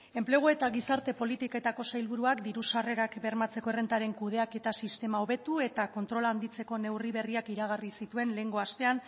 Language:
Basque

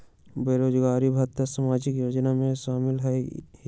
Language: Magahi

